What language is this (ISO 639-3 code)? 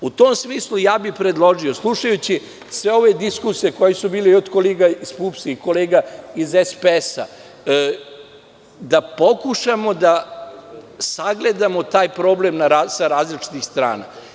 srp